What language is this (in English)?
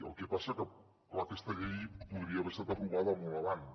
Catalan